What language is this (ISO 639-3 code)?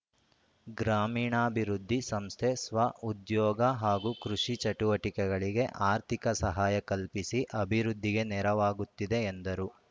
kan